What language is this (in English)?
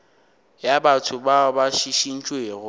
Northern Sotho